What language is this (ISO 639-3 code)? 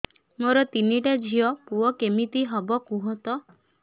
ori